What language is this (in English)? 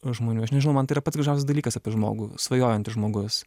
Lithuanian